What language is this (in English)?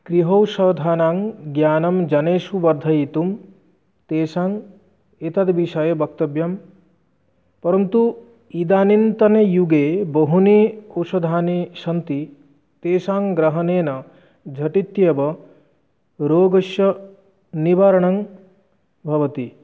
Sanskrit